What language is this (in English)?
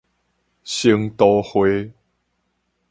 Min Nan Chinese